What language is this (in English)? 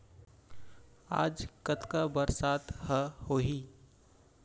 Chhattisgarhi